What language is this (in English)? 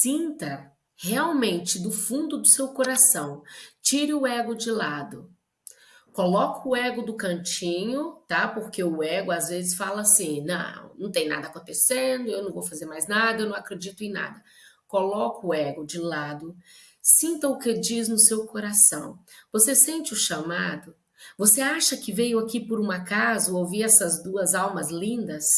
Portuguese